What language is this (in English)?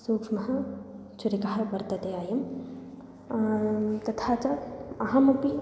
Sanskrit